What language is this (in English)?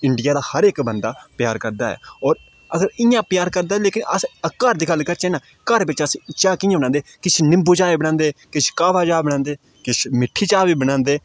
Dogri